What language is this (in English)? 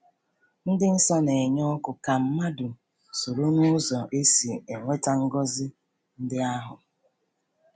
Igbo